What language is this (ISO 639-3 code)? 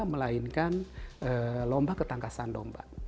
ind